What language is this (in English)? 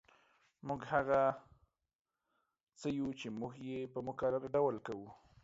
Pashto